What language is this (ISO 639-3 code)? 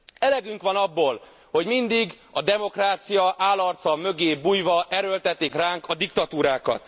hun